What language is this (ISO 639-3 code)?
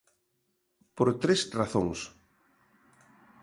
glg